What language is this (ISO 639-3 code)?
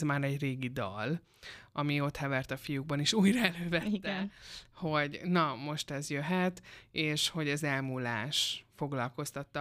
hun